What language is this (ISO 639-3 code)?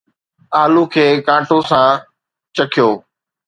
snd